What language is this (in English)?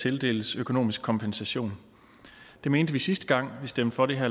Danish